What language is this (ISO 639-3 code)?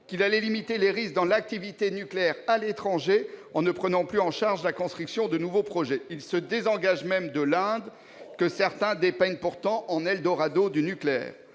fra